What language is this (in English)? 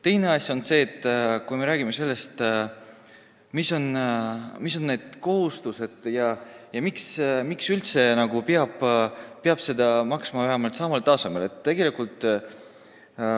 Estonian